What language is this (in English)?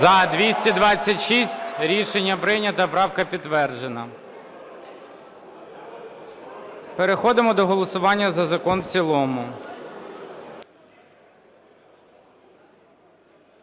Ukrainian